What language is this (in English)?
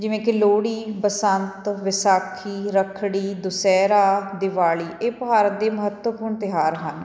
Punjabi